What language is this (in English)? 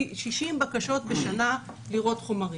Hebrew